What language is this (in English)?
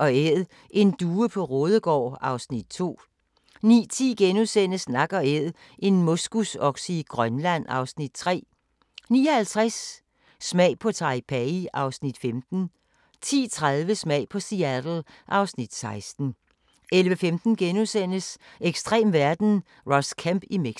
Danish